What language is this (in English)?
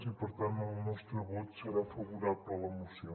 Catalan